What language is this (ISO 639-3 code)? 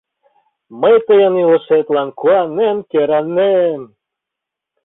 chm